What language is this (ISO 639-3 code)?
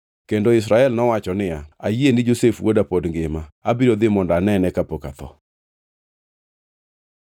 luo